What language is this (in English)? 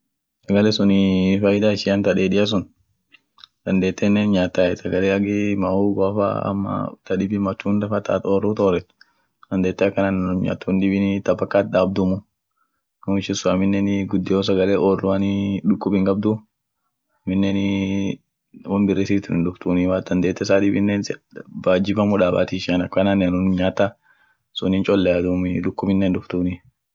Orma